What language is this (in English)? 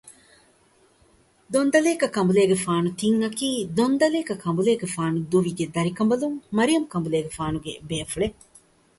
Divehi